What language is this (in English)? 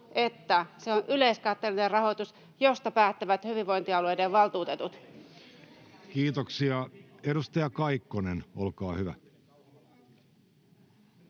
Finnish